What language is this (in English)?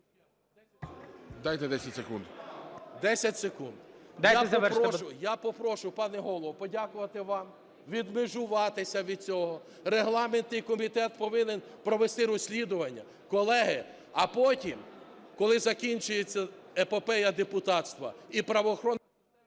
Ukrainian